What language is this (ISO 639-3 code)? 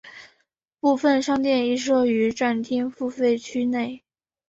zho